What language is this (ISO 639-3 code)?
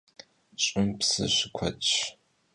kbd